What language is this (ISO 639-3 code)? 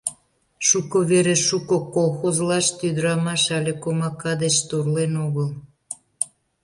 chm